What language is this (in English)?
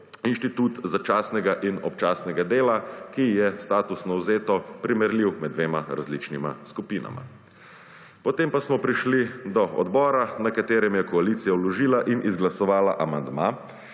Slovenian